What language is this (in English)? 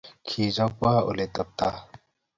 Kalenjin